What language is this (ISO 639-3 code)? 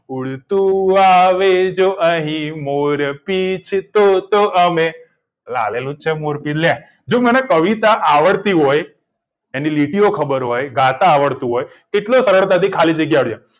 guj